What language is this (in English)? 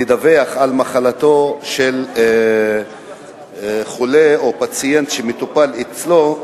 Hebrew